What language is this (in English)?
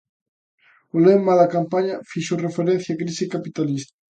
Galician